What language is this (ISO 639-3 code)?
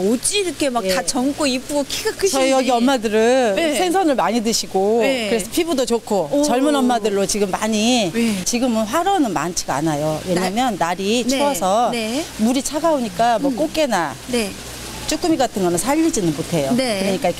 kor